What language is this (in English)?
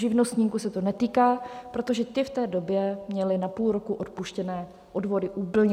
Czech